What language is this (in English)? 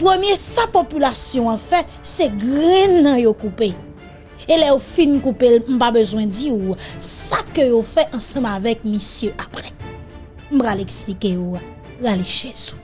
French